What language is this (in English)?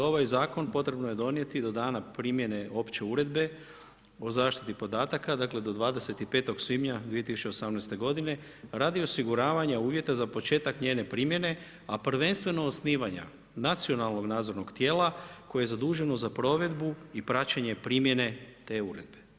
Croatian